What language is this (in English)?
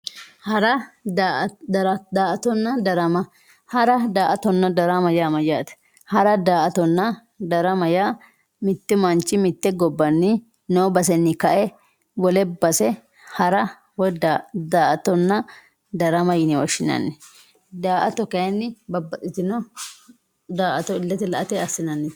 Sidamo